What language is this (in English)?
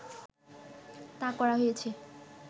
Bangla